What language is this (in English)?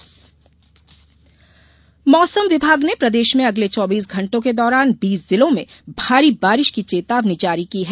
Hindi